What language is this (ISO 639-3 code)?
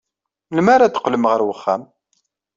kab